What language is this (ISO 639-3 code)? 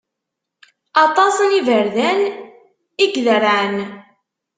kab